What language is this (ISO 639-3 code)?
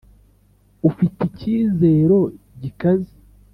kin